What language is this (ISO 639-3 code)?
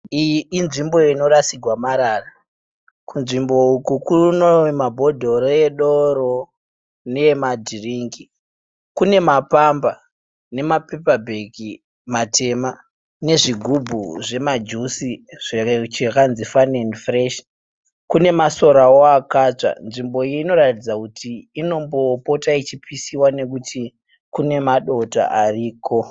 sna